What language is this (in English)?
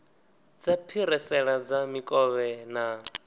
Venda